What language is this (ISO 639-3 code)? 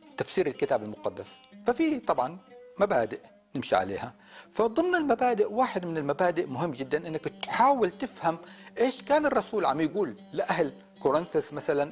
ara